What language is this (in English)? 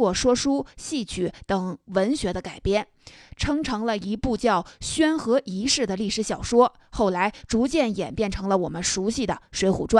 Chinese